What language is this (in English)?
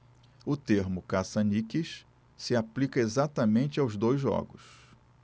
Portuguese